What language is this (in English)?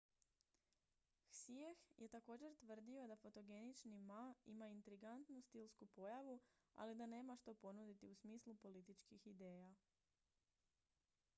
Croatian